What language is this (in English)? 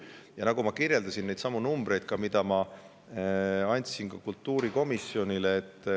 Estonian